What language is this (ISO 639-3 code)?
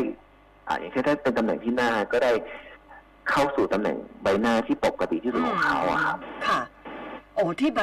tha